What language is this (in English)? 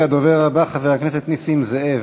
Hebrew